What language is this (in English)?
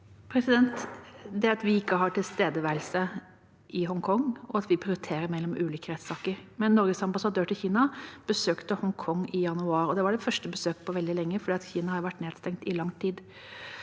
Norwegian